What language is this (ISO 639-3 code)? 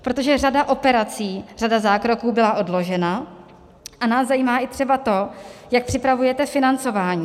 ces